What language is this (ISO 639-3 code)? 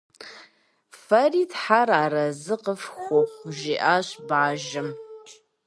kbd